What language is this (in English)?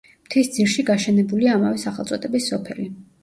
Georgian